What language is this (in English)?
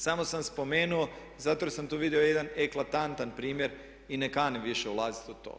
Croatian